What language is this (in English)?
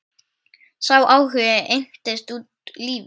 Icelandic